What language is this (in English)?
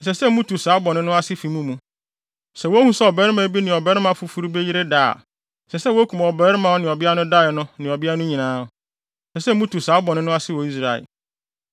Akan